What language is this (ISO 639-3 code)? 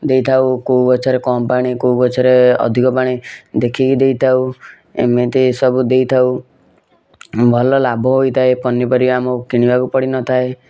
ori